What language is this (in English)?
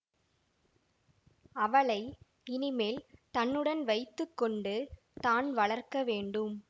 Tamil